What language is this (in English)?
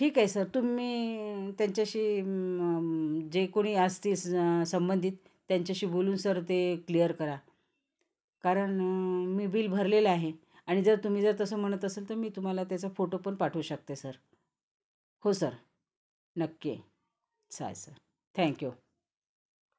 Marathi